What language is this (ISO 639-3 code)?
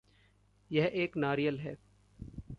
hin